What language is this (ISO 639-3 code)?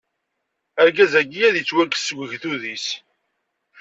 kab